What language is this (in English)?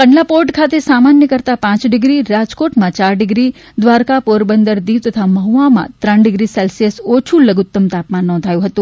Gujarati